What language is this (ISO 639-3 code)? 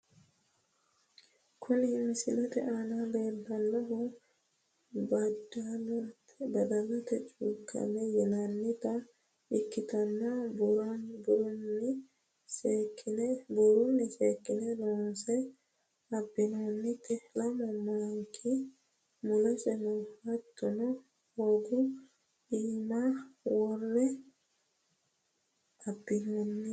sid